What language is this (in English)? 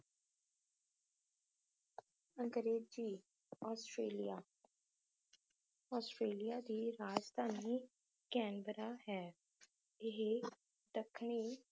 Punjabi